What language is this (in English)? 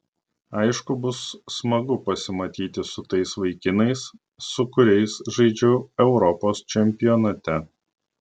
Lithuanian